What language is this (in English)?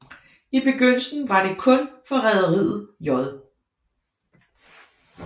Danish